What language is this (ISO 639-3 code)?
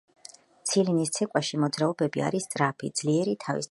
kat